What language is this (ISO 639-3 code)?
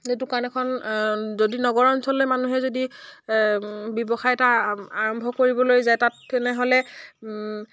asm